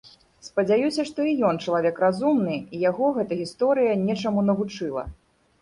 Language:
Belarusian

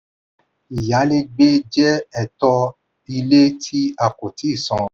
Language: Yoruba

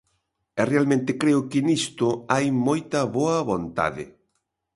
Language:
Galician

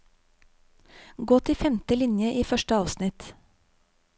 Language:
Norwegian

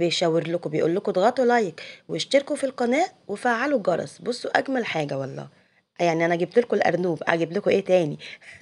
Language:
Arabic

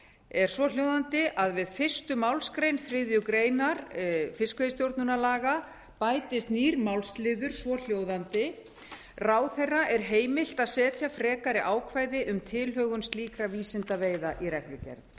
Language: Icelandic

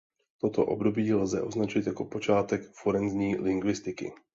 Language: Czech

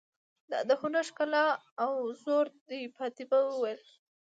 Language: Pashto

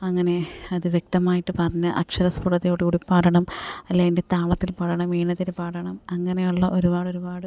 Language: Malayalam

